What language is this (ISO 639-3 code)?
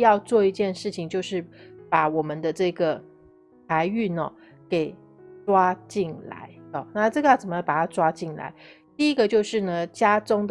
zho